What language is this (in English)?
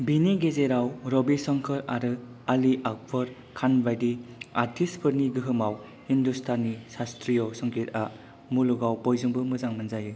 Bodo